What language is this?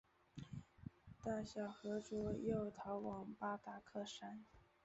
Chinese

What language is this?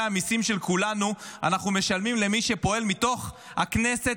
Hebrew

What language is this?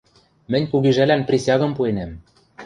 Western Mari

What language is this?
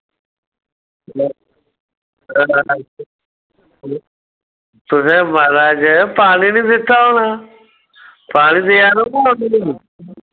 Dogri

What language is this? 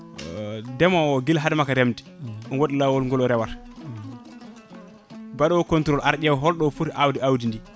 Fula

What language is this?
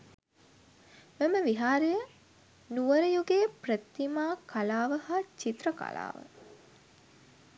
Sinhala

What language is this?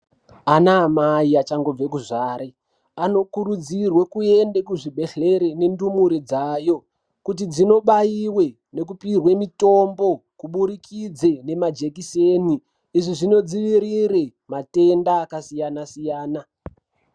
Ndau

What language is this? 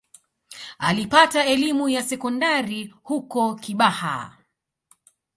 Swahili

